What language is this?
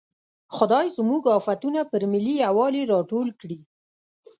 Pashto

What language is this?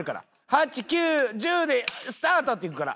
Japanese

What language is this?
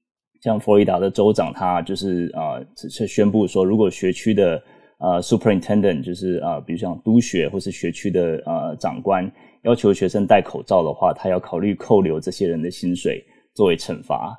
Chinese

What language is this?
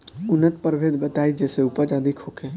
Bhojpuri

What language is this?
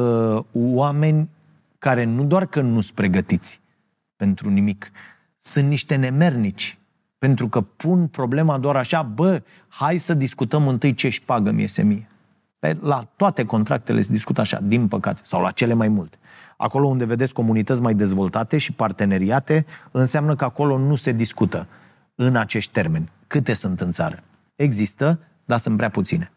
Romanian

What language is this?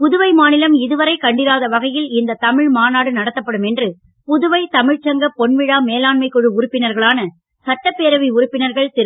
Tamil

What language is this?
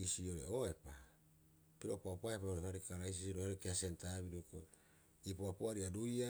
Rapoisi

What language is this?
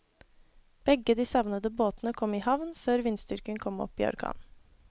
Norwegian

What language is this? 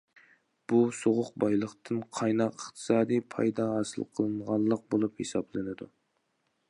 Uyghur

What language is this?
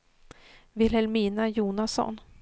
Swedish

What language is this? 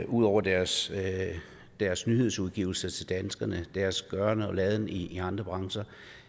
Danish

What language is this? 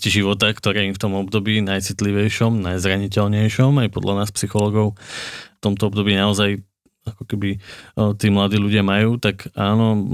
Slovak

